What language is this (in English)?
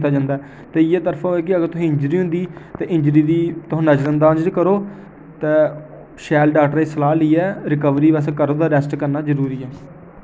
Dogri